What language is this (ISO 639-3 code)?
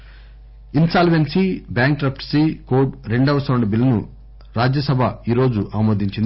tel